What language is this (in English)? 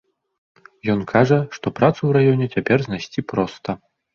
Belarusian